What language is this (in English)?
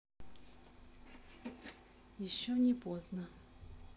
Russian